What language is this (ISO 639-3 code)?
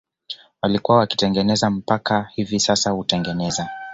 swa